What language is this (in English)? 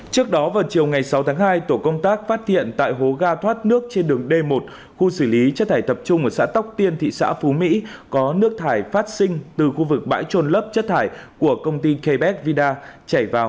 Vietnamese